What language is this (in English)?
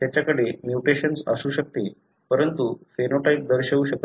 Marathi